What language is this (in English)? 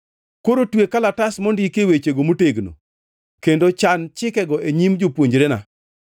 Luo (Kenya and Tanzania)